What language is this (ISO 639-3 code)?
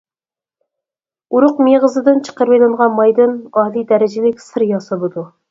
uig